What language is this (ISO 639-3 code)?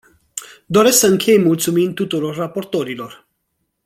ron